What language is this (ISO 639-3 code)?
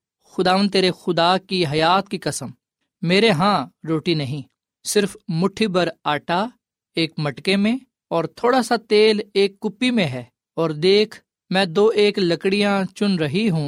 urd